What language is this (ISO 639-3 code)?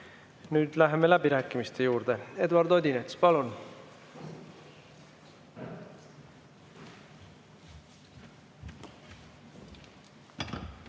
est